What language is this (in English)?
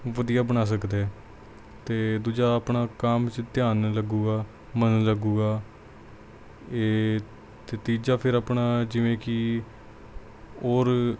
Punjabi